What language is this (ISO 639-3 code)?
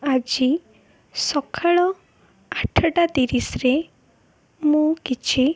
ori